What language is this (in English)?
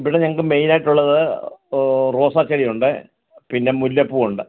Malayalam